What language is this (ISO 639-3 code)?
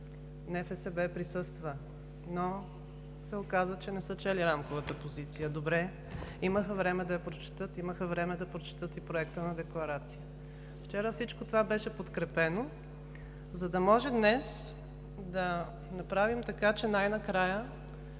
bul